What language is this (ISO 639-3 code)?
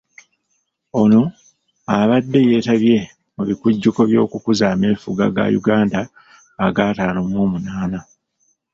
lug